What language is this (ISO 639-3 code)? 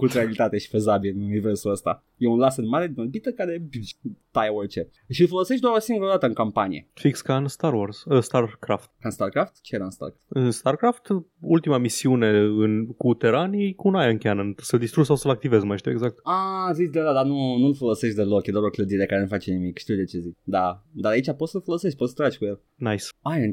ron